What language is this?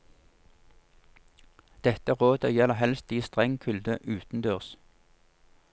Norwegian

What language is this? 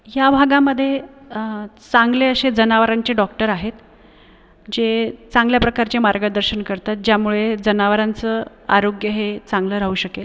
Marathi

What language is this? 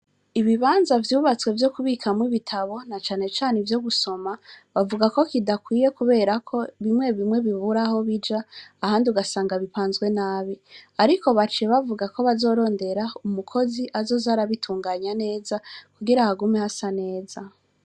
Rundi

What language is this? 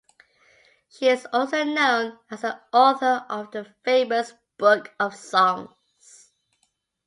English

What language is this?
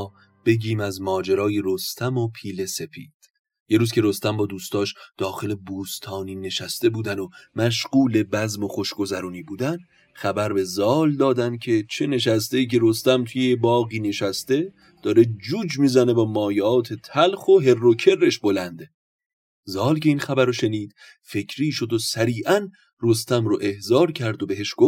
Persian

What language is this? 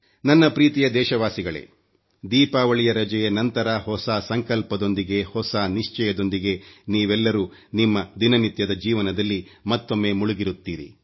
Kannada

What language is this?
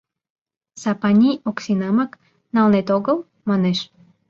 Mari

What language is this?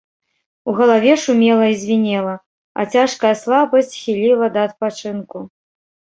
Belarusian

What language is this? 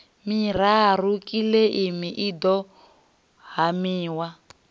Venda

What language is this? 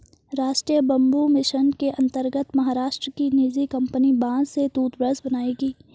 Hindi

